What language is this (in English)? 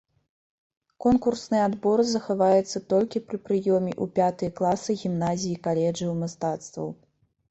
Belarusian